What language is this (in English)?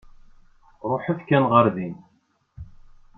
Kabyle